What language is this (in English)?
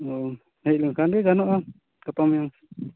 Santali